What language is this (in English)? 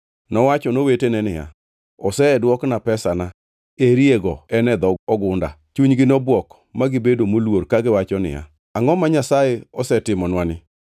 Luo (Kenya and Tanzania)